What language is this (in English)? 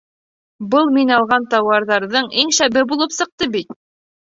Bashkir